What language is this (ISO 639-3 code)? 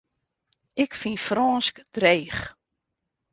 fry